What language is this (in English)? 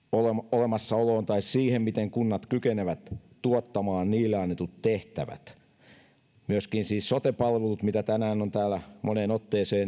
Finnish